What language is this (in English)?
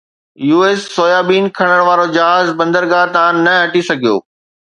Sindhi